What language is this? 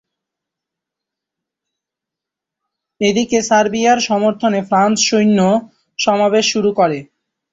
Bangla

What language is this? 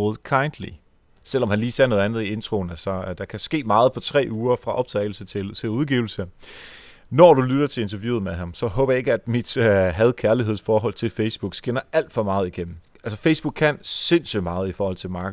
Danish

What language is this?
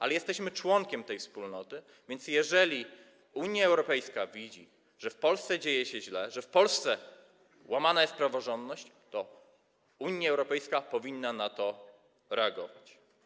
Polish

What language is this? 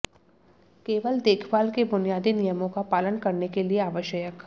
Hindi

